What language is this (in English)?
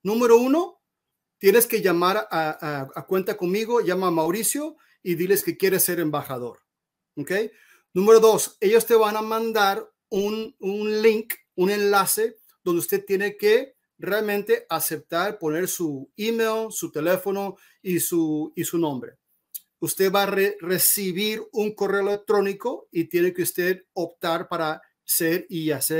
Spanish